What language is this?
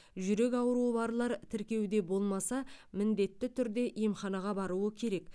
Kazakh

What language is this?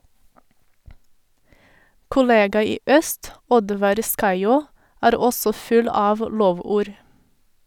Norwegian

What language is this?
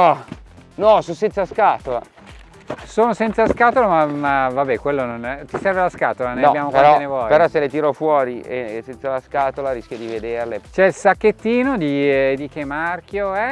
Italian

